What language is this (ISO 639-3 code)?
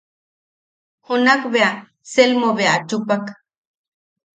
yaq